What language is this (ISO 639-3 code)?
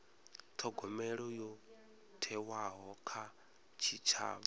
ven